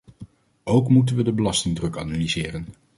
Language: Dutch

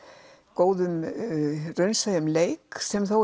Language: Icelandic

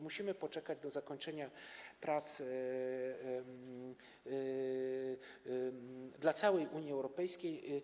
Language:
Polish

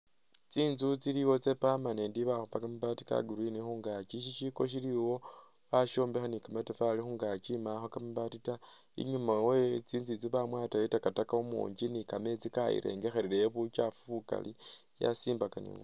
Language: Masaaba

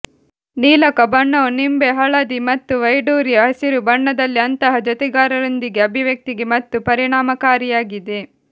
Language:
Kannada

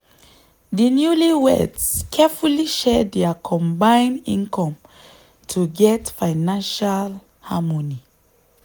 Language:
Nigerian Pidgin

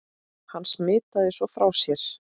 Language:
Icelandic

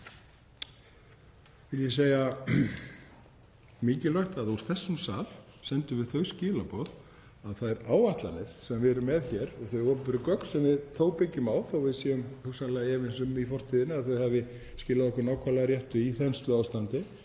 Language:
Icelandic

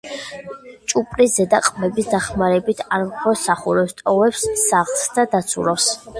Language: Georgian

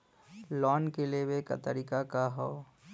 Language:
Bhojpuri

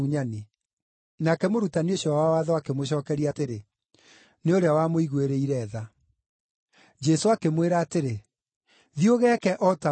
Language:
Kikuyu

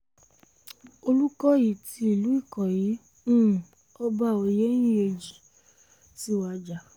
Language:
Yoruba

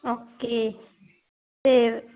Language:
Punjabi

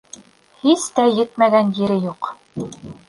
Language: Bashkir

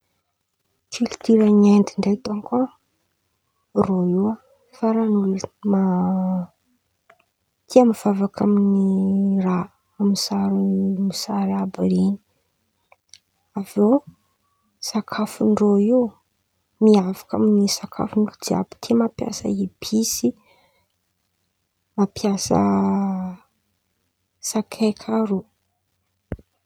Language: Antankarana Malagasy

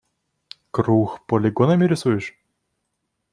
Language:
Russian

